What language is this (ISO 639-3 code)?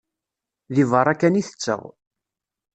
kab